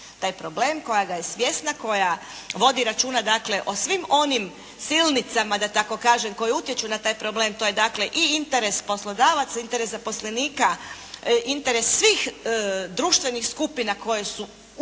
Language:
Croatian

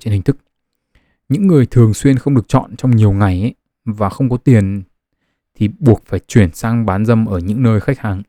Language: Vietnamese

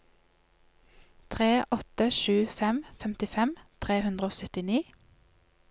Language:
Norwegian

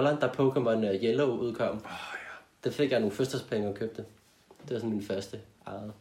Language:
Danish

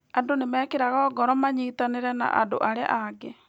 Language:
Kikuyu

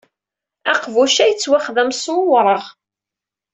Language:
Kabyle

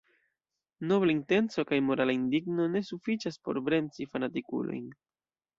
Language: Esperanto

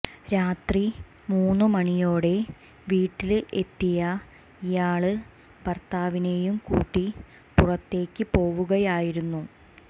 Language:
Malayalam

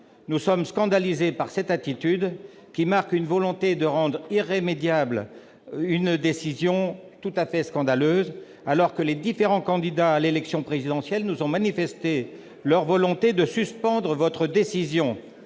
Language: French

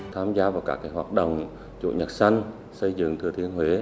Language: Vietnamese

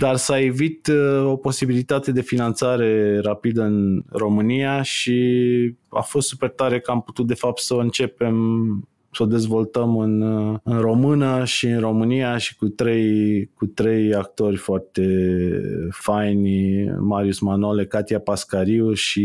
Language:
Romanian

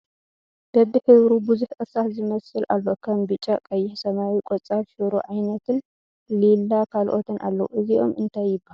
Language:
Tigrinya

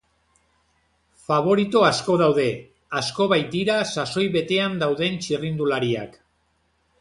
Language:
Basque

